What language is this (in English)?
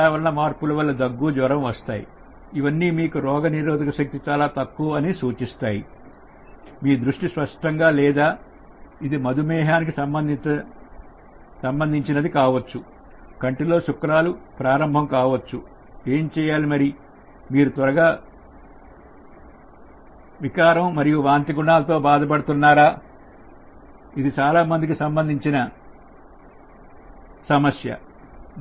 Telugu